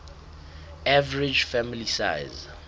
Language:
Southern Sotho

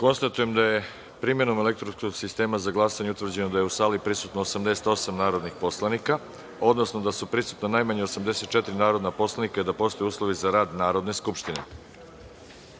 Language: Serbian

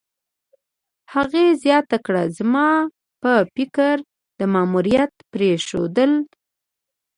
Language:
Pashto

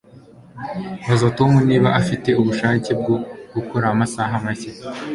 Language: Kinyarwanda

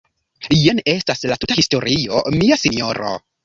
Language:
Esperanto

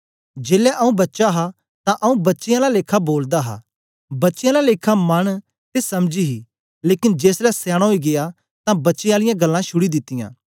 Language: Dogri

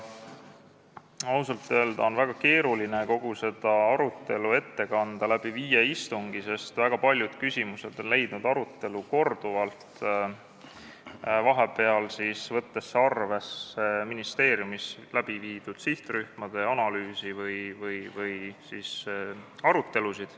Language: Estonian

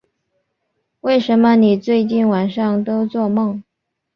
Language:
Chinese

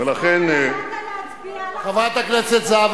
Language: Hebrew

